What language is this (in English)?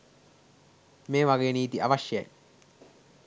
Sinhala